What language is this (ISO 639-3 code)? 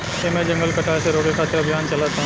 bho